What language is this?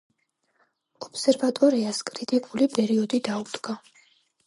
Georgian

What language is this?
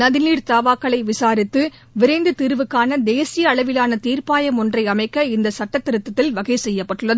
Tamil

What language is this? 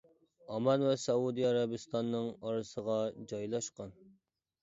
Uyghur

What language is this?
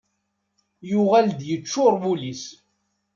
Kabyle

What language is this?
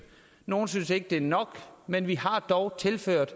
Danish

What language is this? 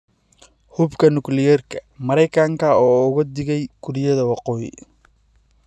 Somali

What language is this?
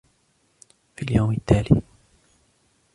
Arabic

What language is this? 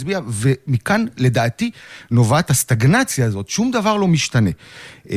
Hebrew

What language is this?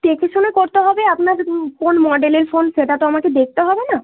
Bangla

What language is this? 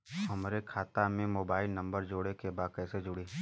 Bhojpuri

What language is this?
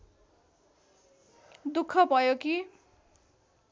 Nepali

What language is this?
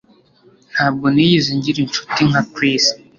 Kinyarwanda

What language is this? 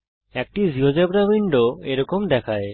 Bangla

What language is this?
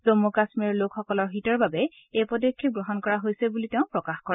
Assamese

